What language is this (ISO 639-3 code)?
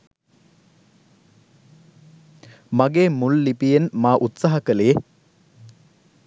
sin